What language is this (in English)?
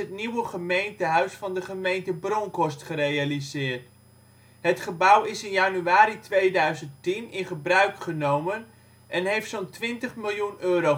Dutch